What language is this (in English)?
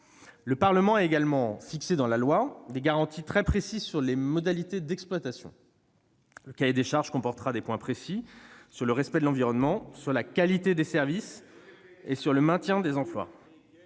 French